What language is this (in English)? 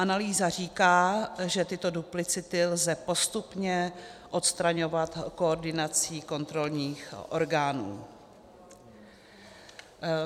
Czech